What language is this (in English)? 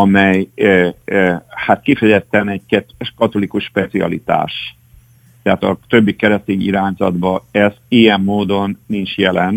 Hungarian